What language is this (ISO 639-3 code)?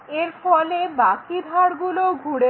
ben